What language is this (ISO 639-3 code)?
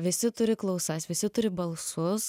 lit